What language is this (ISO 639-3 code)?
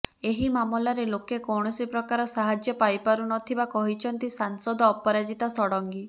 ori